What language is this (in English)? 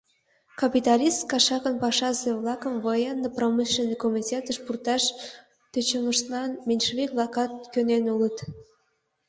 Mari